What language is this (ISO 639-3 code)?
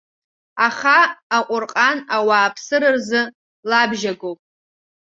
abk